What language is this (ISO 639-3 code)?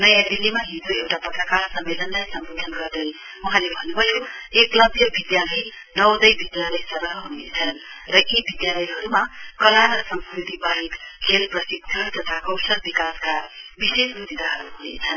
nep